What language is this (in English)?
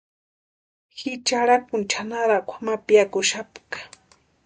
Western Highland Purepecha